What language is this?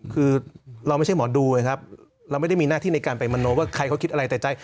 Thai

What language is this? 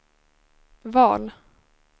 Swedish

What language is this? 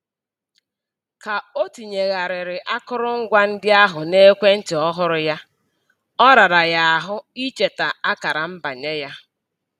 Igbo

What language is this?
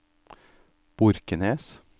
Norwegian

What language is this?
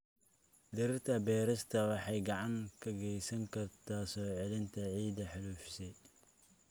Somali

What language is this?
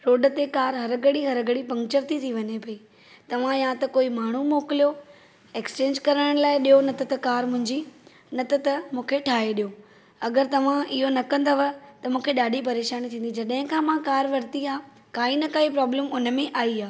Sindhi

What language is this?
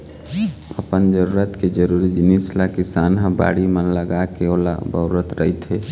Chhattisgarhi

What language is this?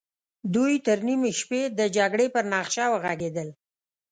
Pashto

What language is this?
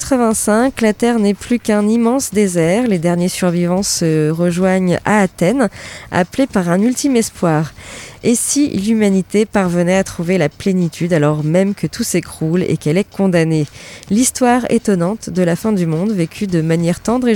French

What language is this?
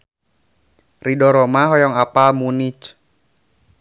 Sundanese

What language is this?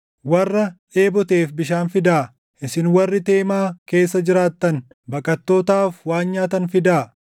Oromo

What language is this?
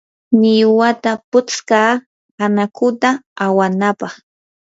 Yanahuanca Pasco Quechua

